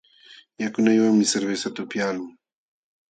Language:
Jauja Wanca Quechua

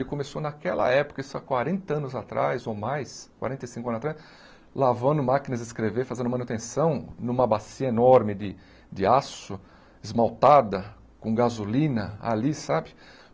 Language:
Portuguese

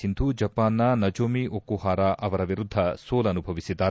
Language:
Kannada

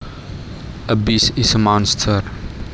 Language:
Javanese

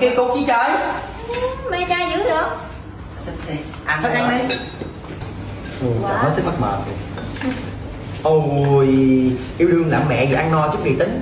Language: Vietnamese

